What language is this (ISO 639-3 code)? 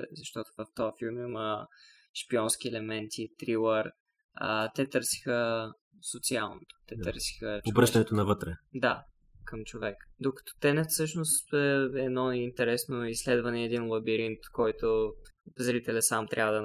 bul